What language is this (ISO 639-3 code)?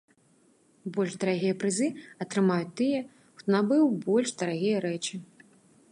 bel